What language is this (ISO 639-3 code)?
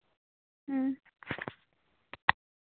sat